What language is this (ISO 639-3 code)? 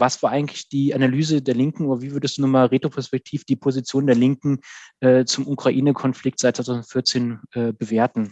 deu